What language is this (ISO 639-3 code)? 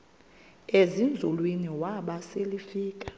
xho